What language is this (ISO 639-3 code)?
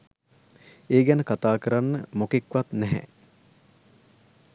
sin